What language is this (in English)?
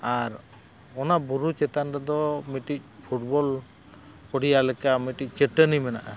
Santali